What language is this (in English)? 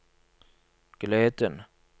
Norwegian